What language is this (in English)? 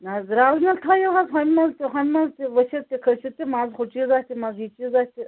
Kashmiri